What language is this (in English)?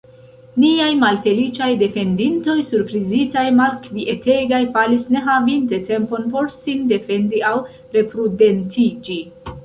Esperanto